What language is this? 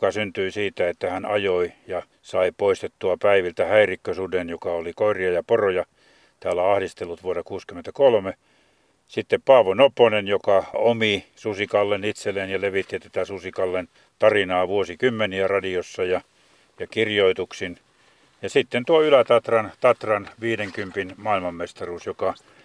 Finnish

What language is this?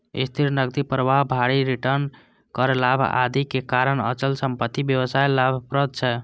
Maithili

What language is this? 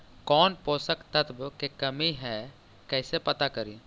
Magahi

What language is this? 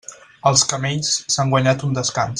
Catalan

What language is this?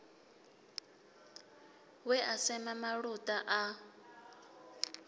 Venda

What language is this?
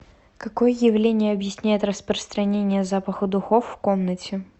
Russian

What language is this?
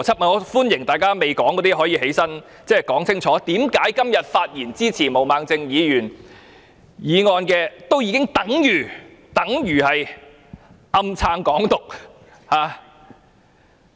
Cantonese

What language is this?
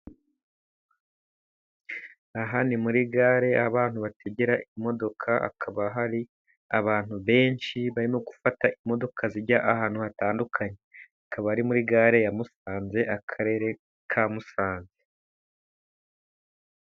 Kinyarwanda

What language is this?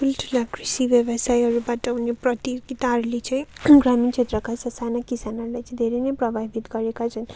Nepali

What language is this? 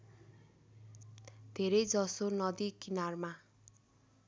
Nepali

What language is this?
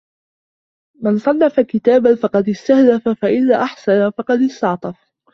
Arabic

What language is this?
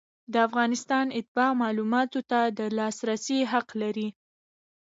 Pashto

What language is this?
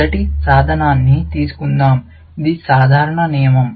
Telugu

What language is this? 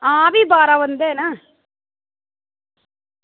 Dogri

